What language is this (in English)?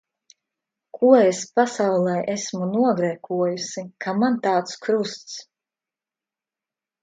Latvian